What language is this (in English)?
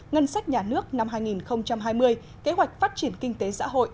Vietnamese